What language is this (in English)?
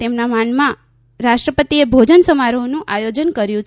Gujarati